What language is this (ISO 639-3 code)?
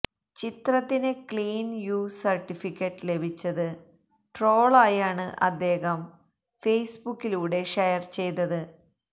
mal